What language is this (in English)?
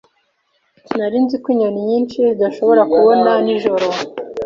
Kinyarwanda